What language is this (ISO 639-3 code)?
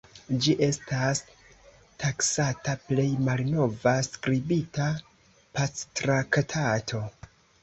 epo